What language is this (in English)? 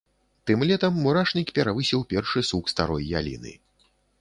Belarusian